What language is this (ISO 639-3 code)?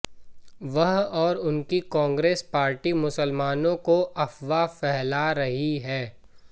hin